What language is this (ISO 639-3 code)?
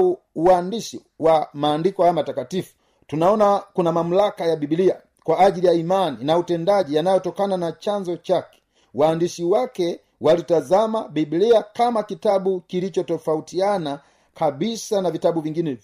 swa